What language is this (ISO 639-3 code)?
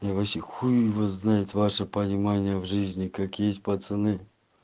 rus